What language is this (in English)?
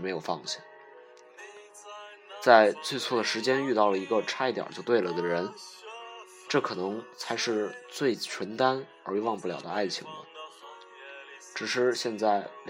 Chinese